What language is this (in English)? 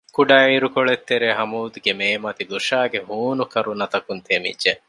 Divehi